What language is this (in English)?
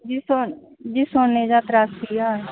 Punjabi